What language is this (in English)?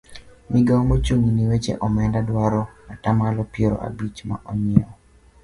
Luo (Kenya and Tanzania)